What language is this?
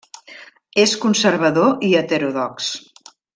Catalan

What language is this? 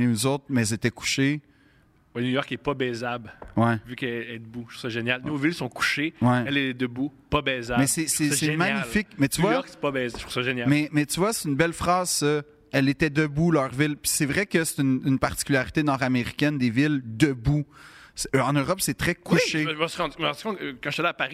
French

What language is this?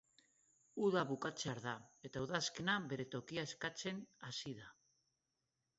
Basque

